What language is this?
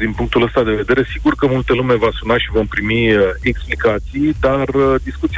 Romanian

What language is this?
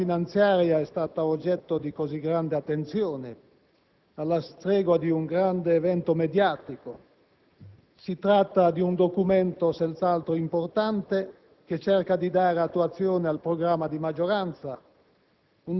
Italian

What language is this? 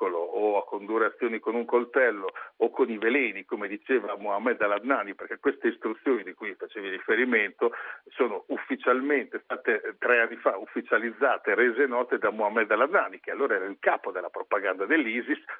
Italian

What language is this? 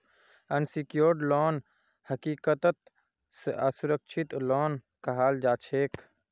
Magahi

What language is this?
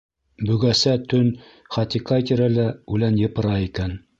Bashkir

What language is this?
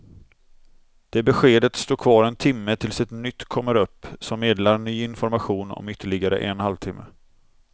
Swedish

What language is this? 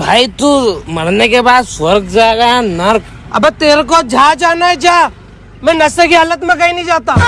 Hindi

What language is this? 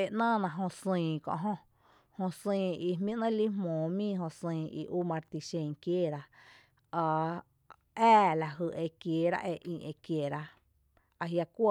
Tepinapa Chinantec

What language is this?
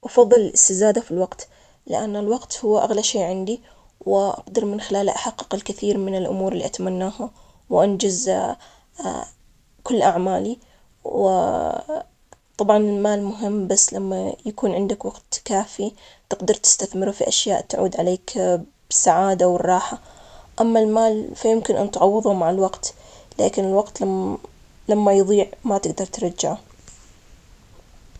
Omani Arabic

